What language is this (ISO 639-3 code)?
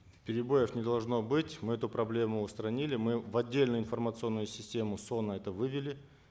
kaz